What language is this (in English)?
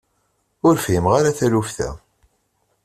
Kabyle